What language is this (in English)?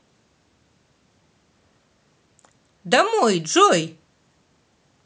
Russian